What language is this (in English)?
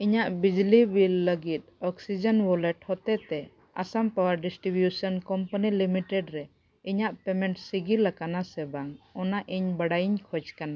Santali